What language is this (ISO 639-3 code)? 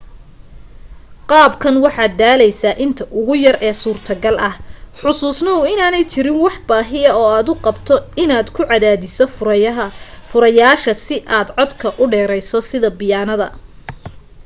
som